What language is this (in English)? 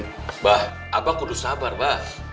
Indonesian